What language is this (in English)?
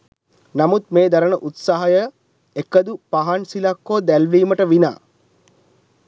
Sinhala